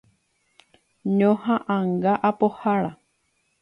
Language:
Guarani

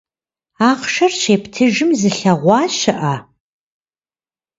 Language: Kabardian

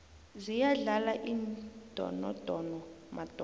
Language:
South Ndebele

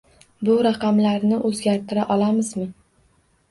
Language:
Uzbek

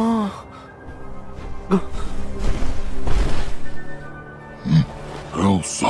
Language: English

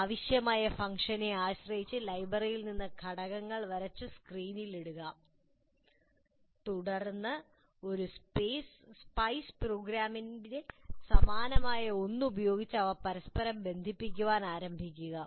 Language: Malayalam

